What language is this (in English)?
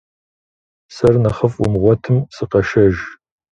Kabardian